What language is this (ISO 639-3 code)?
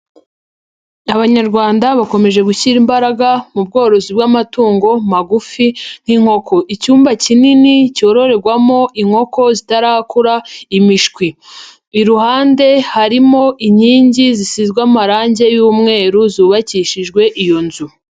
kin